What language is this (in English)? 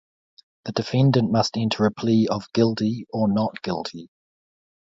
English